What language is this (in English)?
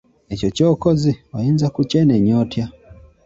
Ganda